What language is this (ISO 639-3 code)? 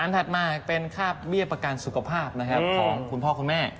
tha